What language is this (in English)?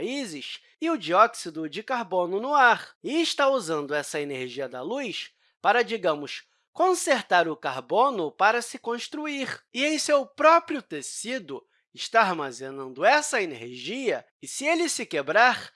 Portuguese